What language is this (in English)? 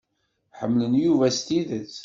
Kabyle